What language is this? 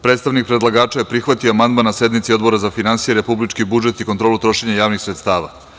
Serbian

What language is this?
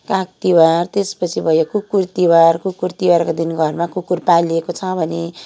Nepali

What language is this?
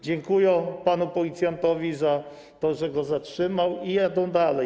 Polish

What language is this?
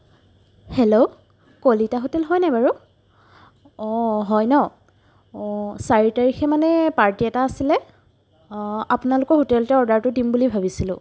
Assamese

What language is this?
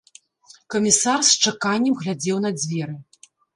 Belarusian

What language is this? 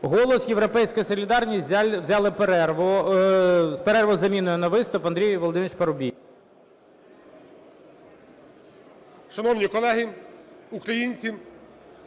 Ukrainian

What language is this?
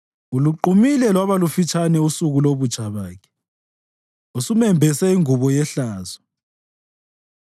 North Ndebele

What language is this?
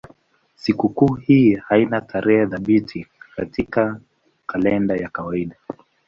Swahili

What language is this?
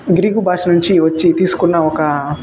Telugu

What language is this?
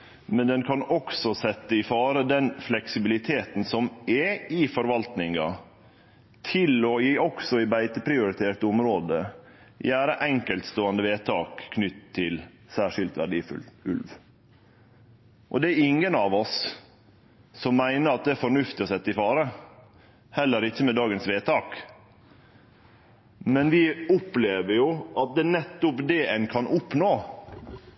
Norwegian Nynorsk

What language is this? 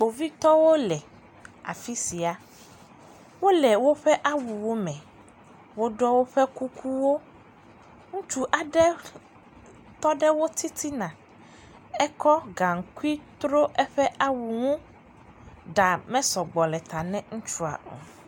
Ewe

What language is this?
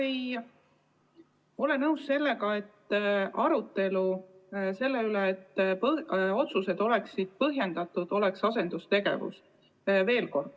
Estonian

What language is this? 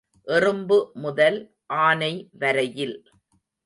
Tamil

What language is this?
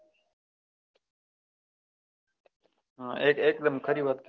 Gujarati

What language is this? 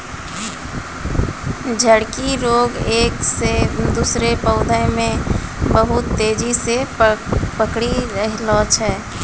Maithili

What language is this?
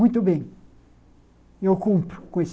Portuguese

